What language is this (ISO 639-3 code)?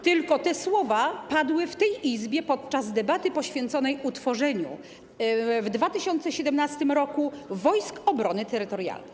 pol